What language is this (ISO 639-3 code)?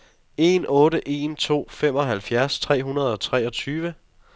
dan